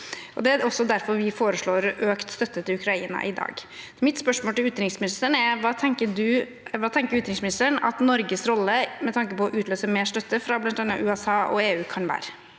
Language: Norwegian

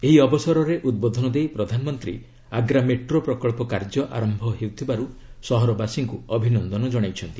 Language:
Odia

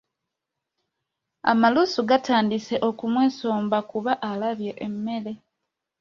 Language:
Ganda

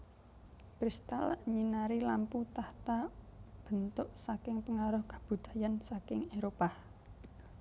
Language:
Javanese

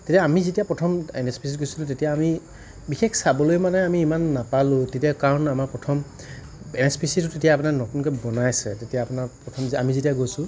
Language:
Assamese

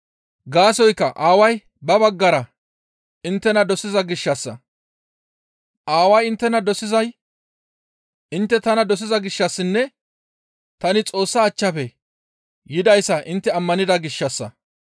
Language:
Gamo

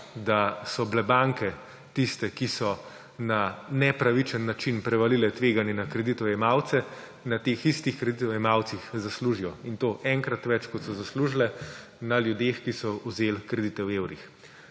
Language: Slovenian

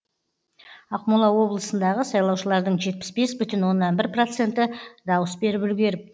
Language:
Kazakh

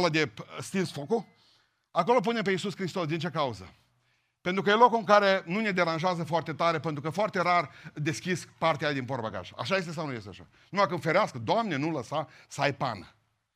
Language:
Romanian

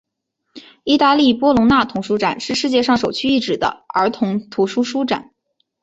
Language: Chinese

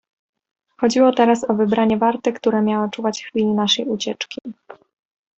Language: Polish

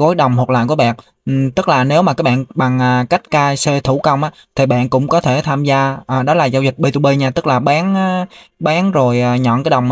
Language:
Vietnamese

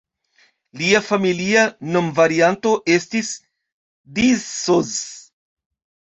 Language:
Esperanto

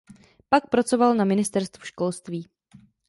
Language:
Czech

